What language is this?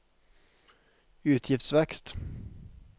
Norwegian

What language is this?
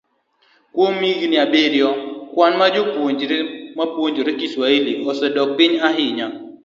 Luo (Kenya and Tanzania)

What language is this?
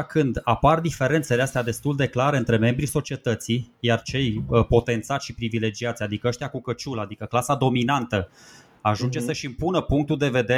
Romanian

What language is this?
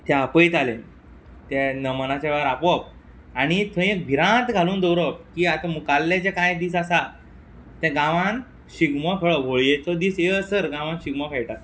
Konkani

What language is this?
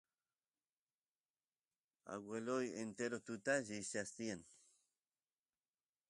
Santiago del Estero Quichua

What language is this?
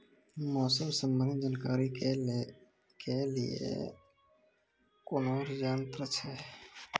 Maithili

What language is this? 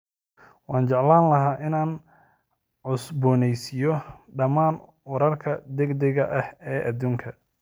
Somali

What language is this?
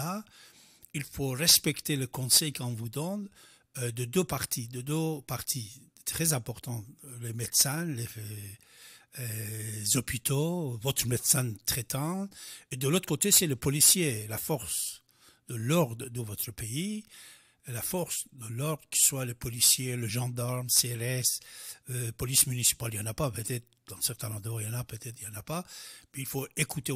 French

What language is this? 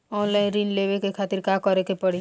Bhojpuri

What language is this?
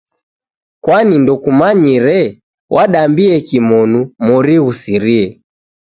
Taita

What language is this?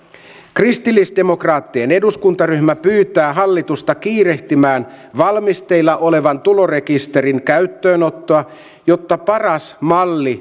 Finnish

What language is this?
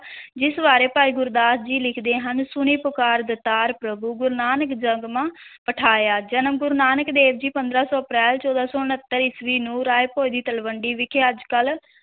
Punjabi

